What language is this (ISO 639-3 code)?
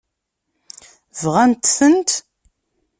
kab